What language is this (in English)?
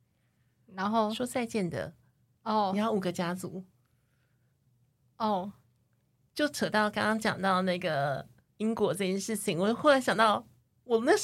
Chinese